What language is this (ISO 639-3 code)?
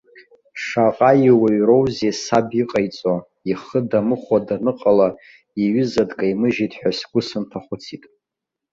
abk